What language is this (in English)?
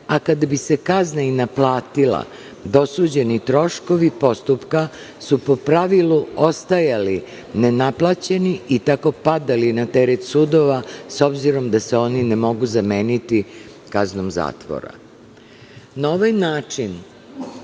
Serbian